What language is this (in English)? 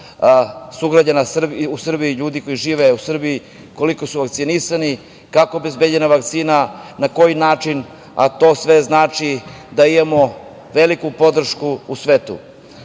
Serbian